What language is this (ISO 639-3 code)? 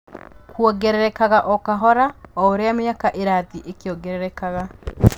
kik